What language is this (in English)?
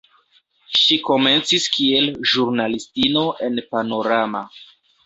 Esperanto